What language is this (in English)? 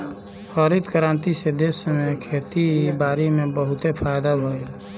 Bhojpuri